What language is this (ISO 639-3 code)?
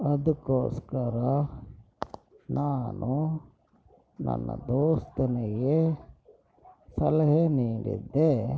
kan